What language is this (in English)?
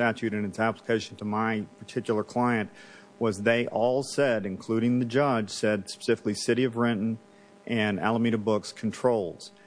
English